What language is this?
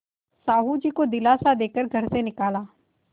Hindi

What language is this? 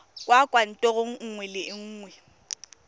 Tswana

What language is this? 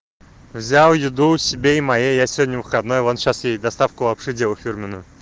Russian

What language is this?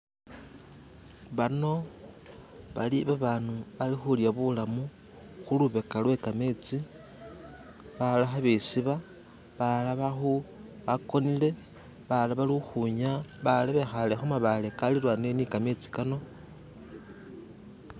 Masaaba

